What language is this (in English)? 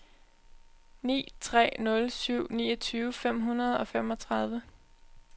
Danish